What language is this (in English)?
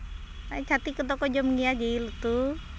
Santali